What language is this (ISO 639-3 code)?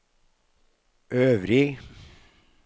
nor